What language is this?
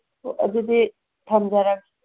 Manipuri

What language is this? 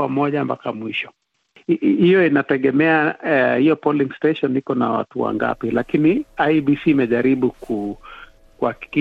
Swahili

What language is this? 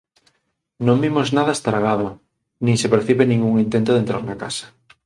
Galician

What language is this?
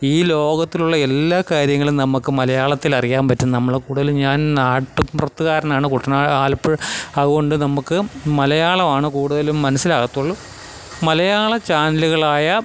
Malayalam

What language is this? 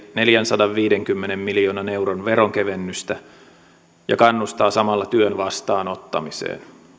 Finnish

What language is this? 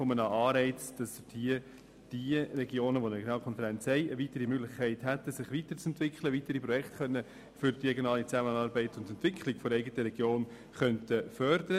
Swiss German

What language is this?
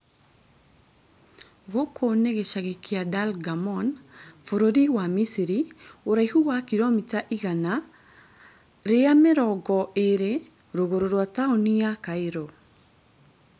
Kikuyu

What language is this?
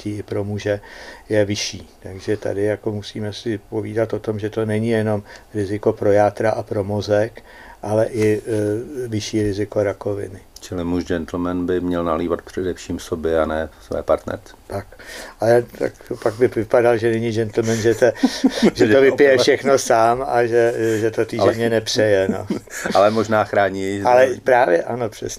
Czech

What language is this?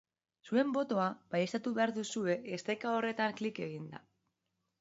Basque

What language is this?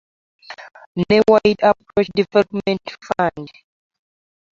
Ganda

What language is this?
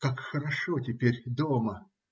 Russian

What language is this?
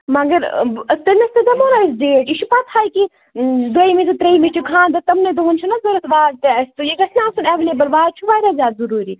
Kashmiri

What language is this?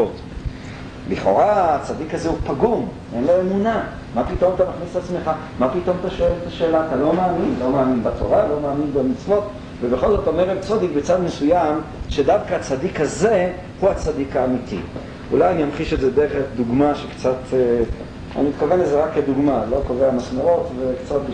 Hebrew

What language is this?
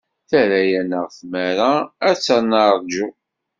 Kabyle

